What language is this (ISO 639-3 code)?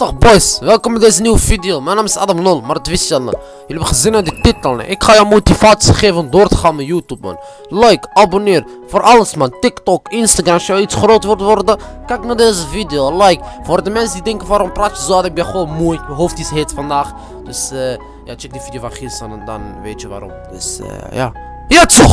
nld